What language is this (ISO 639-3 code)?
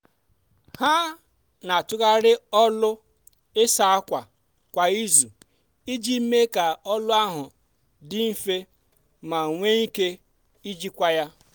ibo